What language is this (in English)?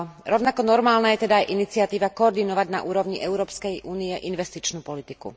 Slovak